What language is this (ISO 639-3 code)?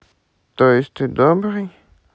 rus